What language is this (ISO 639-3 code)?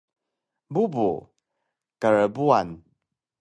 trv